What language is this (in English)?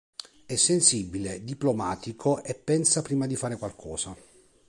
Italian